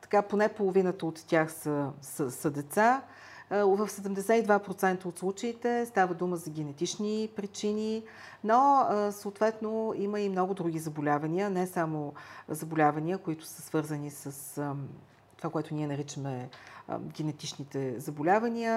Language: Bulgarian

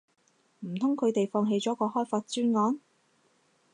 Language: Cantonese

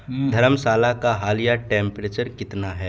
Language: Urdu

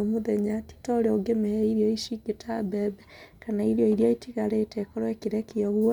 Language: Kikuyu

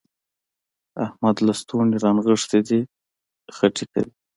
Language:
Pashto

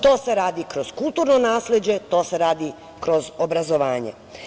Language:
Serbian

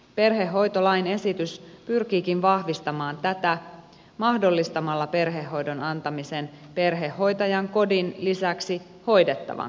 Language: Finnish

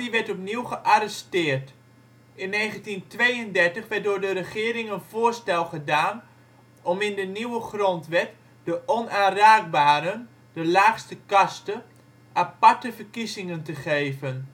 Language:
Dutch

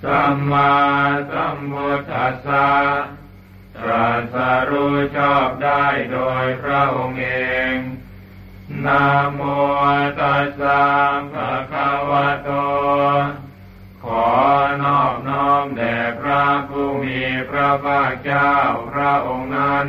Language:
Thai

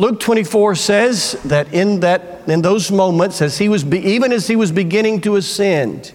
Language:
English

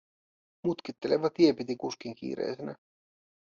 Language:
Finnish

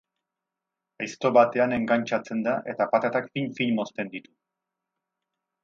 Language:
Basque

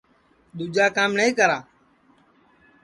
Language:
Sansi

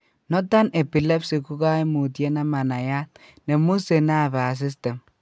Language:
Kalenjin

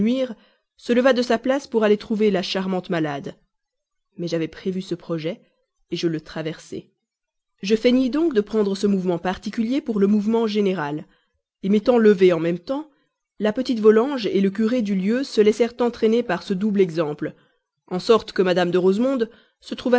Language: French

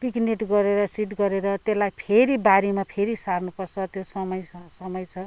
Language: Nepali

